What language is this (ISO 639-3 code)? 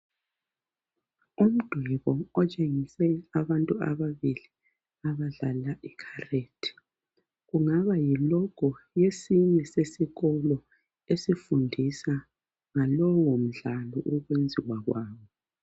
nde